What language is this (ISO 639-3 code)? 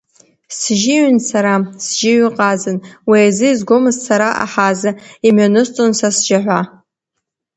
abk